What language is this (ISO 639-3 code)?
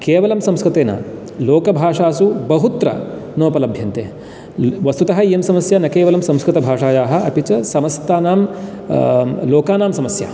san